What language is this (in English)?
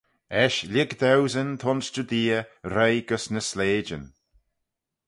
Manx